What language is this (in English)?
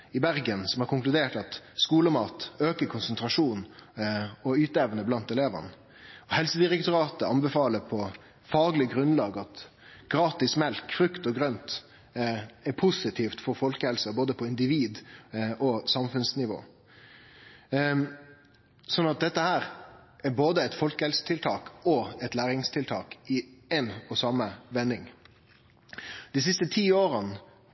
Norwegian Nynorsk